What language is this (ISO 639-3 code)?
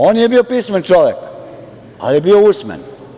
srp